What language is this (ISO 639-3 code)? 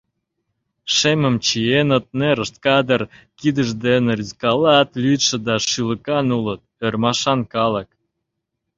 chm